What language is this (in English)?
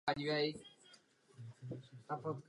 Czech